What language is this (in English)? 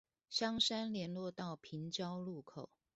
Chinese